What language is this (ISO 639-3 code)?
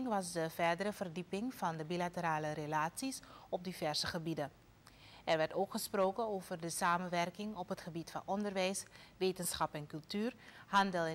nld